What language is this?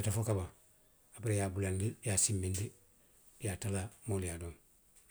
Western Maninkakan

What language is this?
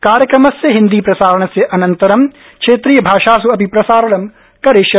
Sanskrit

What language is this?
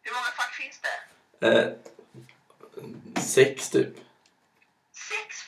Swedish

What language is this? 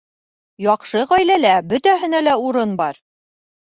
Bashkir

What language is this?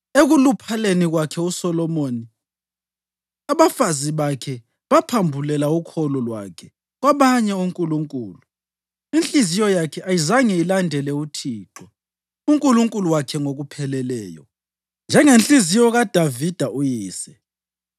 North Ndebele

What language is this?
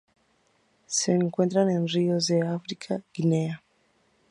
Spanish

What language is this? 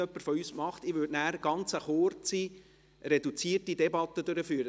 Swiss German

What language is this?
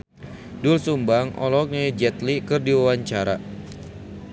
Sundanese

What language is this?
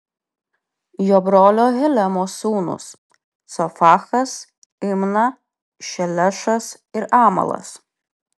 Lithuanian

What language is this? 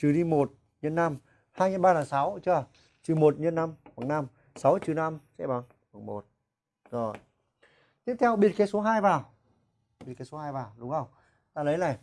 Vietnamese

